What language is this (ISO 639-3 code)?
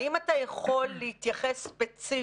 heb